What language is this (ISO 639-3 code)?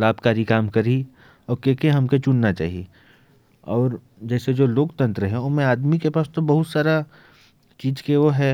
kfp